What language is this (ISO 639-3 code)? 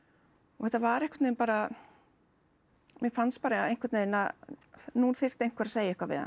isl